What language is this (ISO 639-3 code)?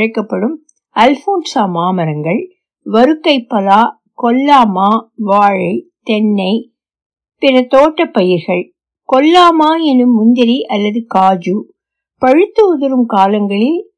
tam